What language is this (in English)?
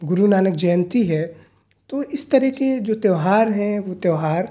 Urdu